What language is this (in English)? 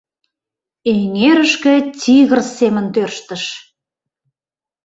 Mari